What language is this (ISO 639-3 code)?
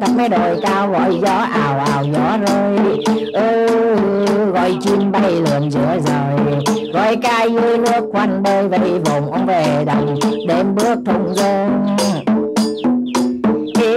vie